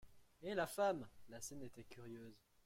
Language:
French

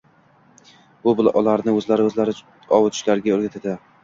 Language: Uzbek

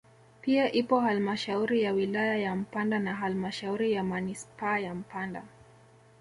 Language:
Swahili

